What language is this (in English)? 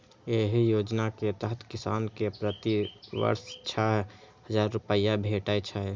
Maithili